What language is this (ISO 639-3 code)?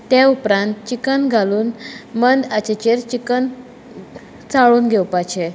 kok